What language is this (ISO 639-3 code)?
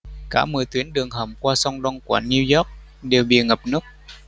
vie